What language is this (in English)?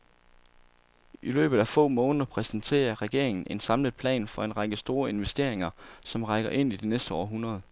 Danish